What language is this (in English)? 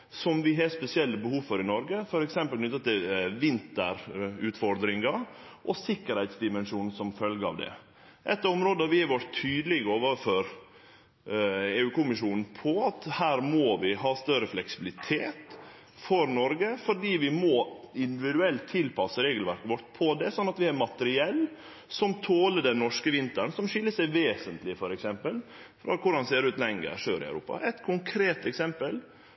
Norwegian Nynorsk